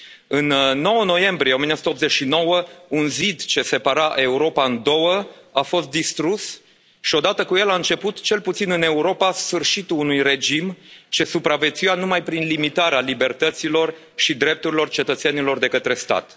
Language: Romanian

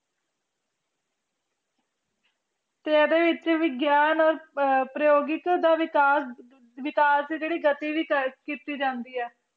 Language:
Punjabi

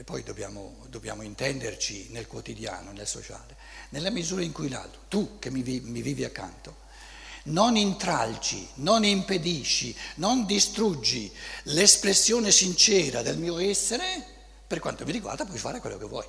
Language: Italian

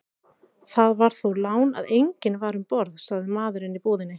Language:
Icelandic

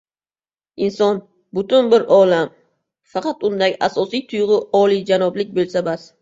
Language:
Uzbek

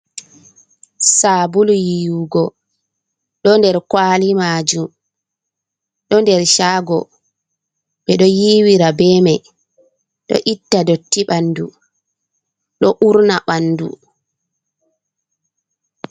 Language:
Fula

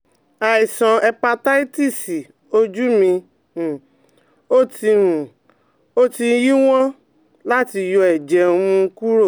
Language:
Yoruba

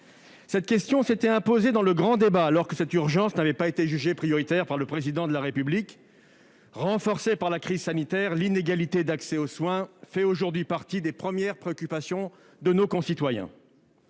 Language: French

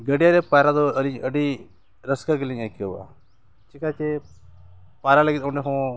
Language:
Santali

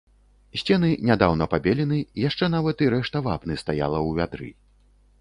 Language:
Belarusian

